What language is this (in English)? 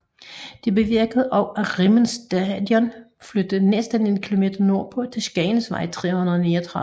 Danish